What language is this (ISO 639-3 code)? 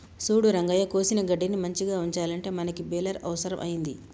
tel